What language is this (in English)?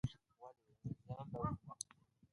Pashto